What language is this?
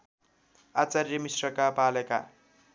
Nepali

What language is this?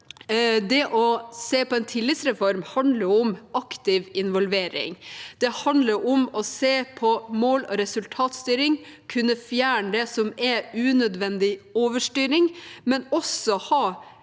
Norwegian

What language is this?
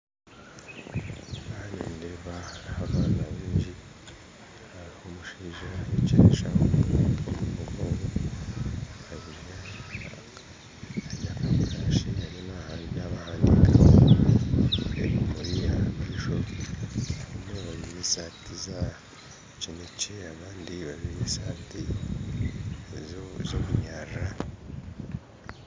Nyankole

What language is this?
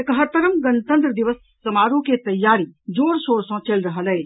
Maithili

